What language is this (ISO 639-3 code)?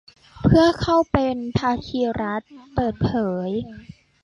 tha